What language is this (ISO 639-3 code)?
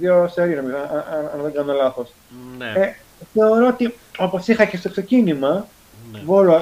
ell